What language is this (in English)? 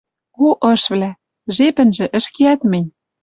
Western Mari